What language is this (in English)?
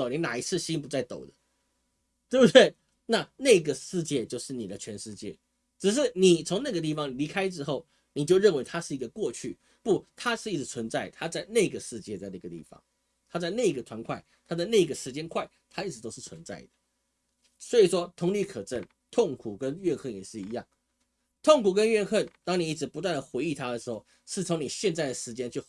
Chinese